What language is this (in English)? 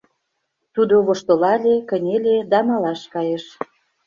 Mari